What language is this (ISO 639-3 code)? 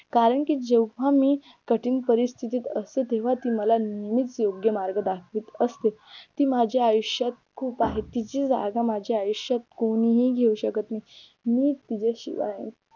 mar